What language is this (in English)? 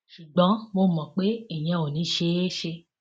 Yoruba